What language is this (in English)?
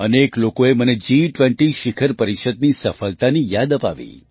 Gujarati